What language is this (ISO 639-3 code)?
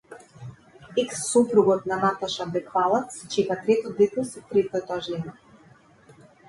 mkd